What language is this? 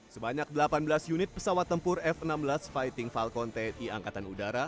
Indonesian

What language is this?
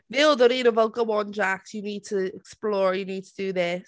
Welsh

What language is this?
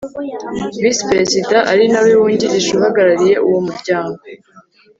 Kinyarwanda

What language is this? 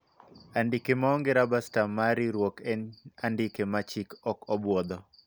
Luo (Kenya and Tanzania)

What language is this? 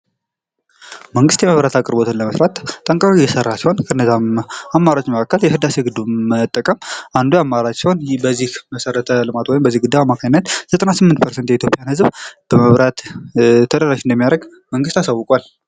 Amharic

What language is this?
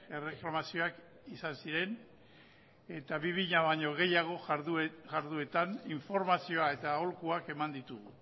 Basque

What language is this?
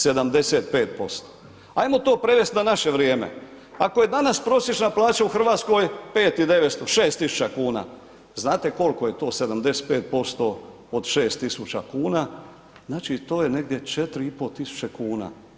Croatian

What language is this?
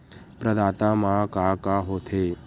Chhattisgarhi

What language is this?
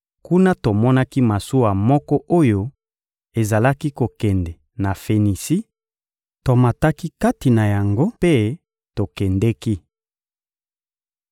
Lingala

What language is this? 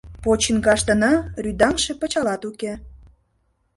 Mari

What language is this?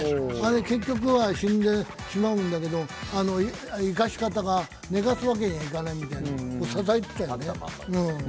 Japanese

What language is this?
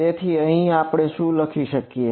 Gujarati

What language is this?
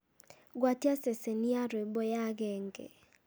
Kikuyu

